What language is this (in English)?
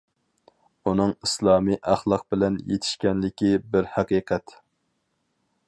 Uyghur